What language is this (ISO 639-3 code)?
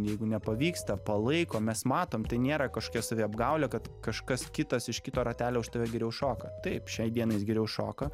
lit